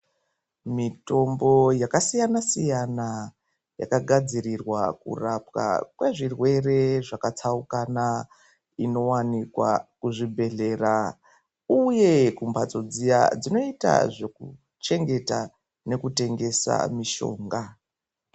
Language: Ndau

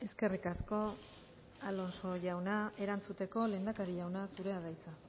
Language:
Basque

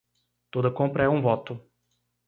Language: Portuguese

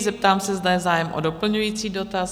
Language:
Czech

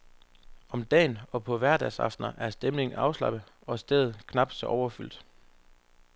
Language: Danish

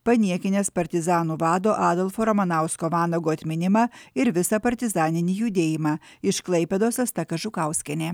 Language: Lithuanian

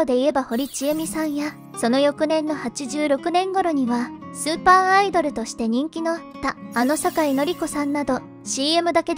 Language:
Japanese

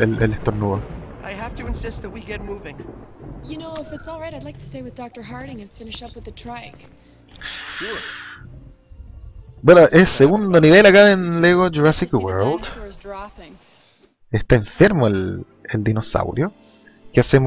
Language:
Spanish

